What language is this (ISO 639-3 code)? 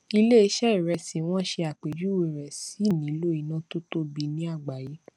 yor